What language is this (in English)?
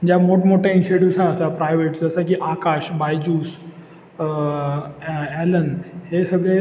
Marathi